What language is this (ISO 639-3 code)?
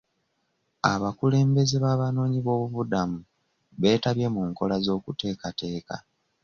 lug